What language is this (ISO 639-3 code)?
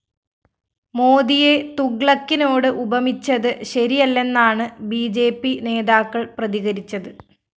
mal